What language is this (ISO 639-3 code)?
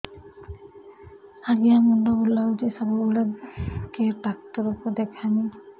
ori